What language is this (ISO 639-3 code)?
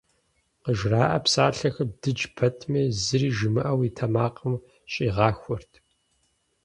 kbd